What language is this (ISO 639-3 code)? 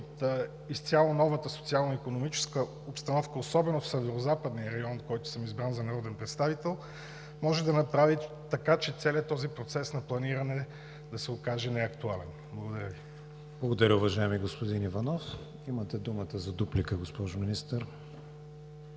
bul